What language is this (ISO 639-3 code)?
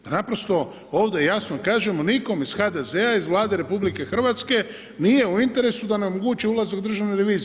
hrv